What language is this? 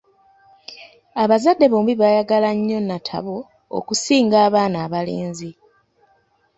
Ganda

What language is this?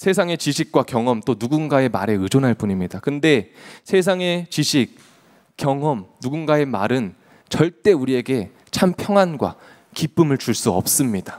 Korean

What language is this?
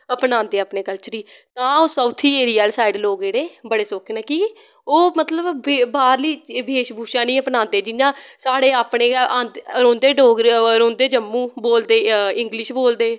Dogri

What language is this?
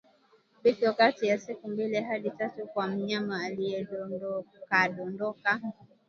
Swahili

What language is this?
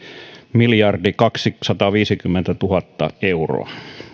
Finnish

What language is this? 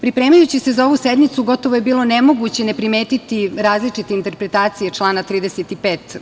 Serbian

